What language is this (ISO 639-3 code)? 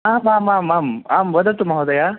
san